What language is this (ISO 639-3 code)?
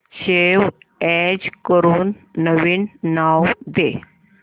mar